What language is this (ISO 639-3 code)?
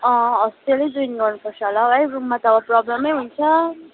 nep